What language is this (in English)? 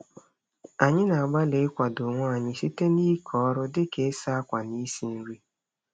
Igbo